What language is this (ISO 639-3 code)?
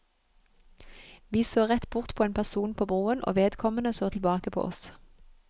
nor